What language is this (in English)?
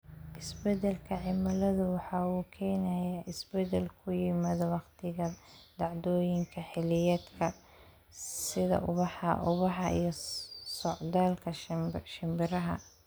Somali